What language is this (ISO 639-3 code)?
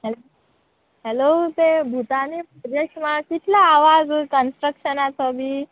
kok